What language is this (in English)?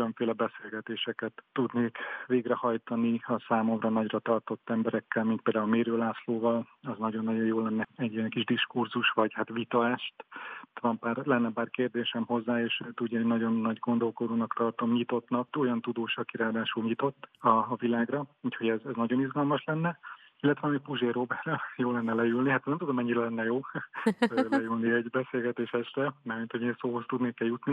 Hungarian